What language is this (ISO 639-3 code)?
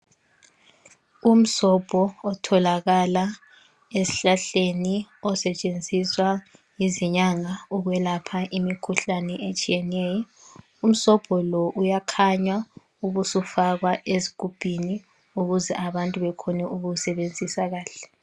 nde